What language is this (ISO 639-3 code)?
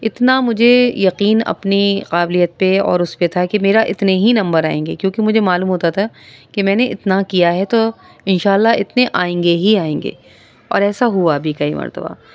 urd